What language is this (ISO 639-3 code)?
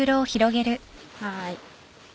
jpn